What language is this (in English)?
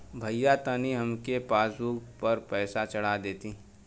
Bhojpuri